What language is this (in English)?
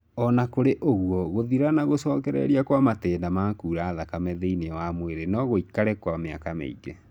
Kikuyu